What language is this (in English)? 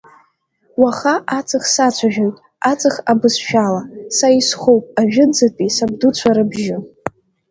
Abkhazian